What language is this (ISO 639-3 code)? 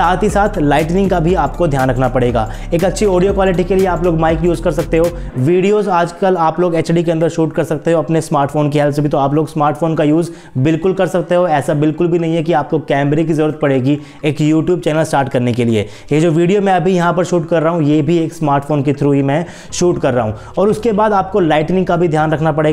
hin